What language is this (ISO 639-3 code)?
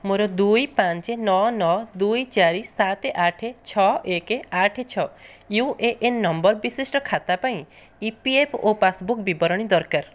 ori